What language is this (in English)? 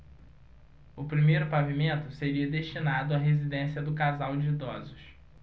Portuguese